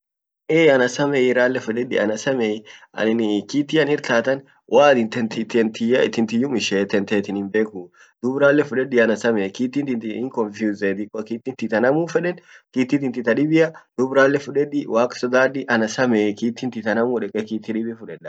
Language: Orma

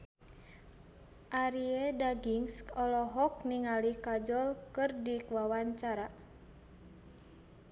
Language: Sundanese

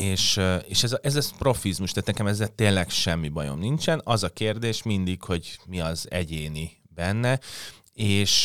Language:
Hungarian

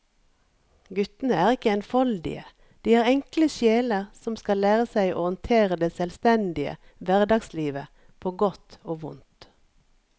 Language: Norwegian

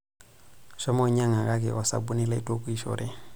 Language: Masai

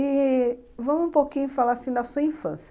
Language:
Portuguese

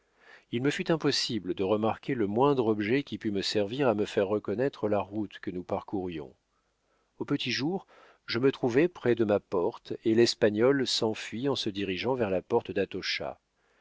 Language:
French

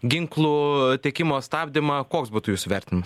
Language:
Lithuanian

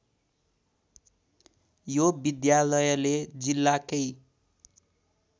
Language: Nepali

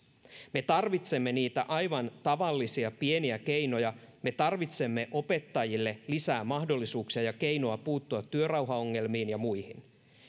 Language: Finnish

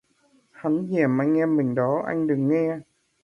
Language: Vietnamese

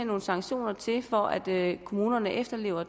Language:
Danish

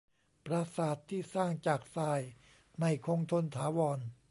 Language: Thai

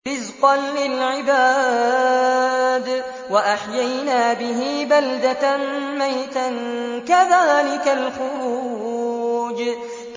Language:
Arabic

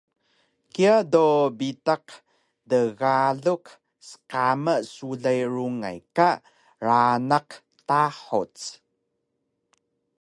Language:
Taroko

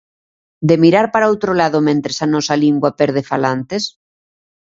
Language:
Galician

